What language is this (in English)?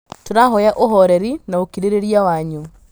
Kikuyu